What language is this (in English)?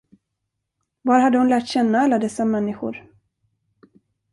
Swedish